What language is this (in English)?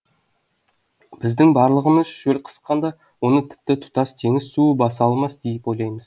Kazakh